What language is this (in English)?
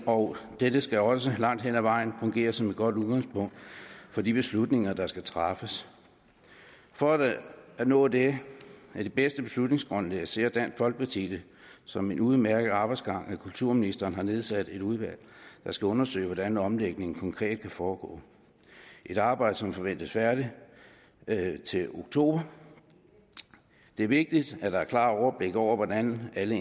Danish